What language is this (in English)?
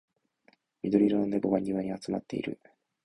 Japanese